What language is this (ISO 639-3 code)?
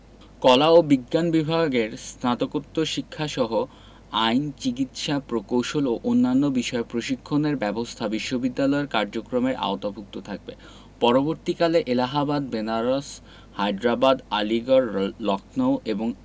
ben